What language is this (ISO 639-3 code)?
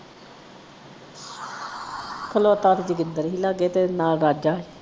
pan